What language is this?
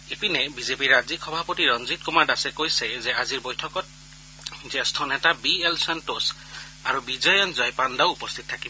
Assamese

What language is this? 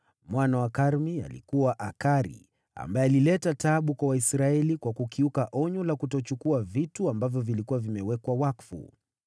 Swahili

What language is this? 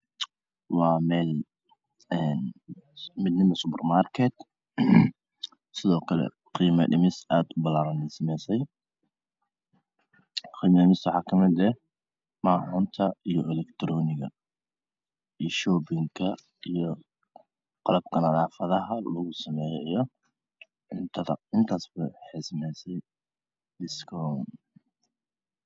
Somali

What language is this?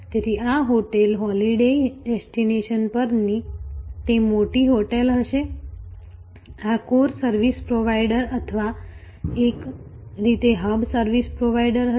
Gujarati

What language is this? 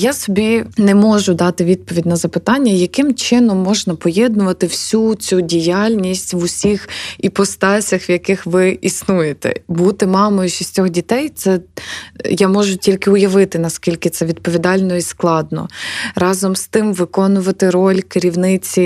Ukrainian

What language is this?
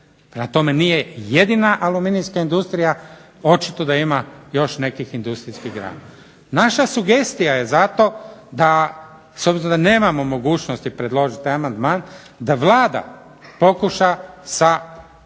Croatian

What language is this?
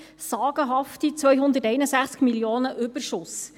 Swiss German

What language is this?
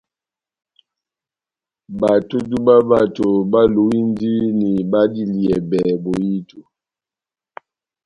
Batanga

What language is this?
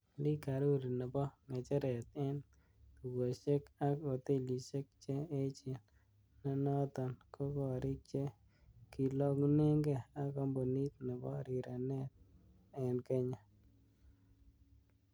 Kalenjin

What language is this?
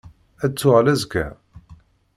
Kabyle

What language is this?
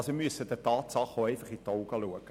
Swiss German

